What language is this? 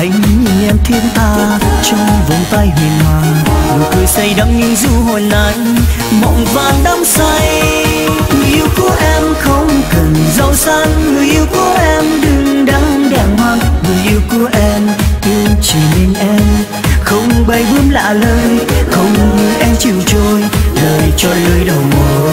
Vietnamese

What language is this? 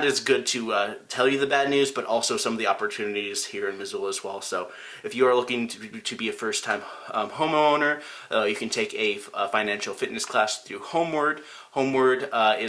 English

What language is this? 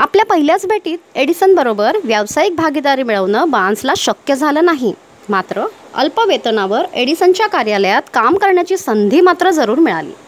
Marathi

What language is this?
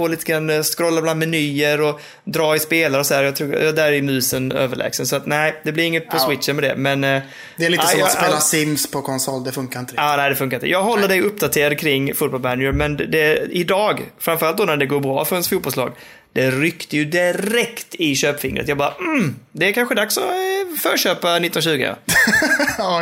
Swedish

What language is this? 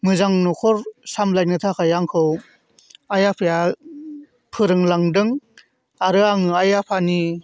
Bodo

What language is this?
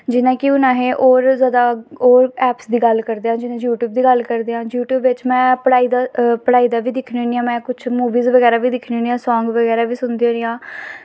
Dogri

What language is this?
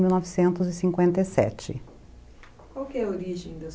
Portuguese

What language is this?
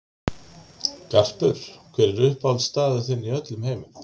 Icelandic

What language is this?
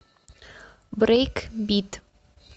Russian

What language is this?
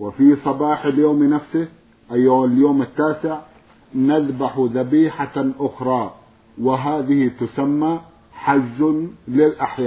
Arabic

